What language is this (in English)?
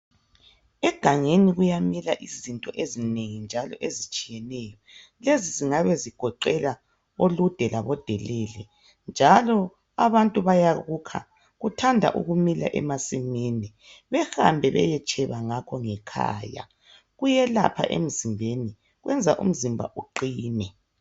North Ndebele